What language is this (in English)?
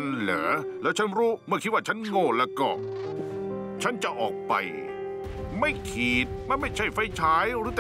Thai